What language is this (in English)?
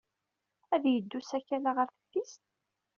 Kabyle